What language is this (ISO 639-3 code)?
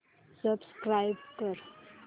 mar